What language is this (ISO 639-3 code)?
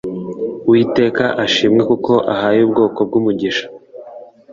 kin